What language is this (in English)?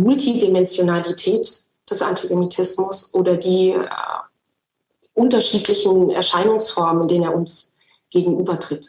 German